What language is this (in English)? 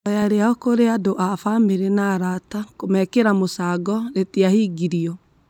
Kikuyu